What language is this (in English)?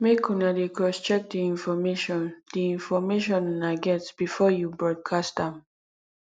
Nigerian Pidgin